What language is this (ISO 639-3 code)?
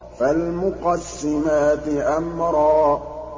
ara